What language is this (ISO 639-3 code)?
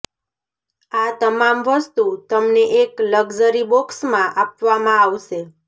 guj